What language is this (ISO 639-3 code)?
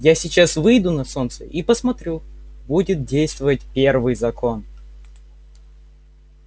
rus